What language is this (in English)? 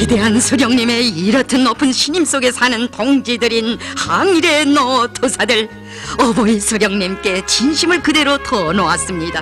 Korean